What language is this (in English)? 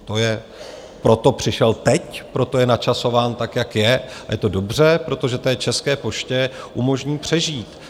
Czech